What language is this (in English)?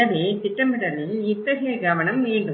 Tamil